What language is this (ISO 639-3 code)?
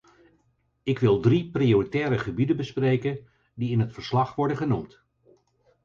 nld